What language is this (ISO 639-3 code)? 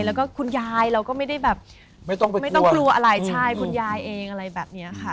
tha